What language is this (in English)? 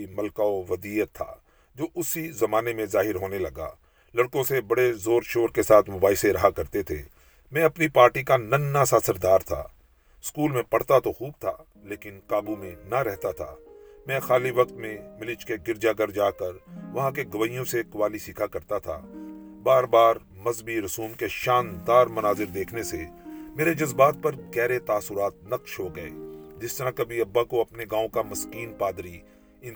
Urdu